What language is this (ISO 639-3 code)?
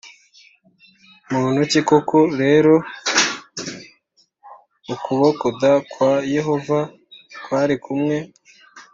kin